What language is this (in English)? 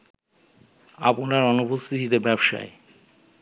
Bangla